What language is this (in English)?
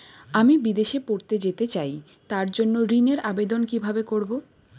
Bangla